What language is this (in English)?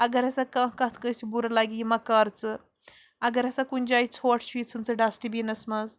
Kashmiri